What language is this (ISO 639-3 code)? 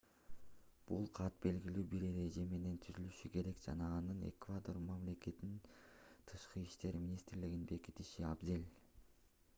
kir